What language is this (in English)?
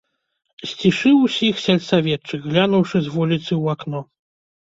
Belarusian